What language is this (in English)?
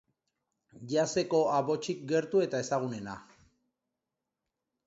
Basque